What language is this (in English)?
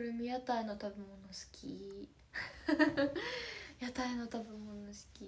Japanese